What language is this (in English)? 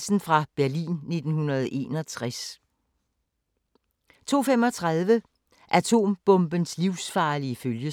Danish